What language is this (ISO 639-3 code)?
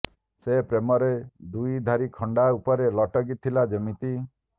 ori